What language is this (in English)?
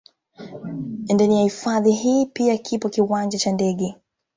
Swahili